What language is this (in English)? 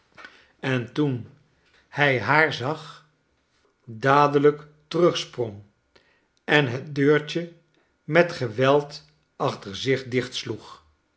Dutch